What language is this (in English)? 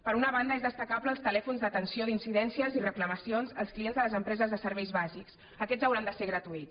Catalan